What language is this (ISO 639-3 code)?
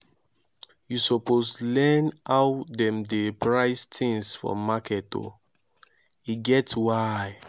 pcm